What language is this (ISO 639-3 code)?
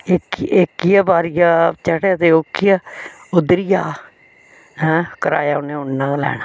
doi